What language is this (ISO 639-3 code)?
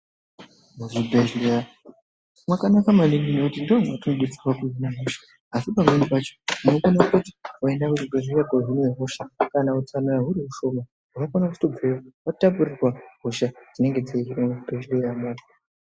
ndc